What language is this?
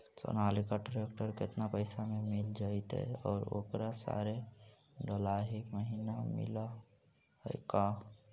Magahi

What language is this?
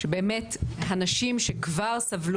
Hebrew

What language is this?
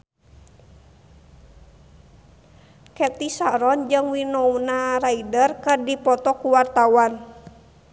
Sundanese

